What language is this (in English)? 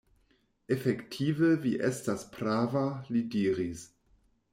Esperanto